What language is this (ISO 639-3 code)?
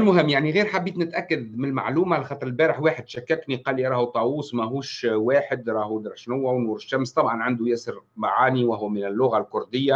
ara